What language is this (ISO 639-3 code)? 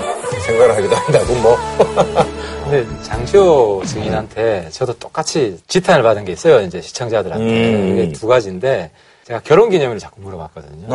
kor